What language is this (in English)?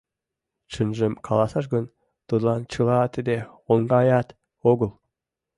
Mari